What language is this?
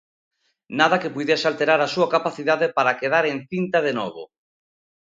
Galician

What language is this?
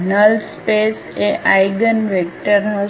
Gujarati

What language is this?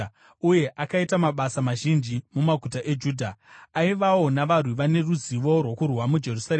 Shona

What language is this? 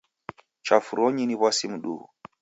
Taita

